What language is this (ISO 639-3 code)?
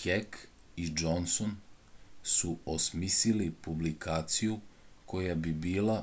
srp